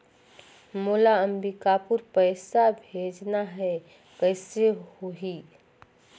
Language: Chhattisgarhi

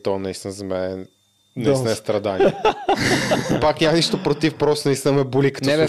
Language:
Bulgarian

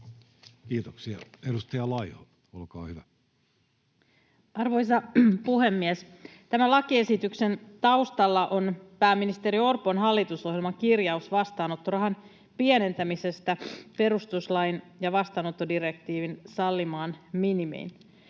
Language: Finnish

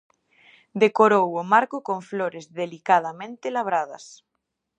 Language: Galician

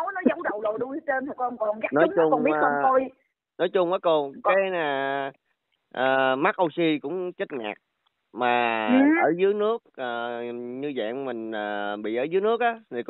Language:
Vietnamese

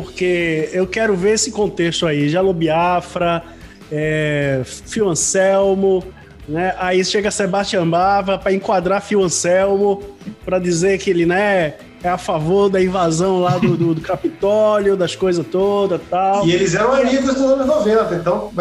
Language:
Portuguese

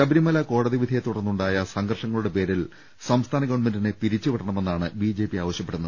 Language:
Malayalam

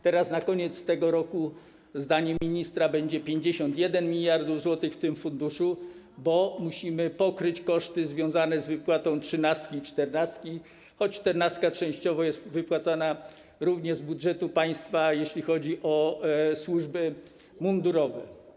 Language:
Polish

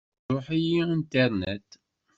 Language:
Kabyle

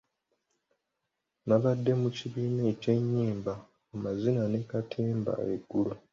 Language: Ganda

